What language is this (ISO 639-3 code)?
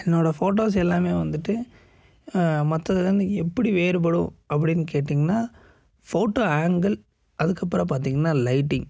tam